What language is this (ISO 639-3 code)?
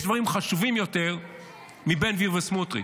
heb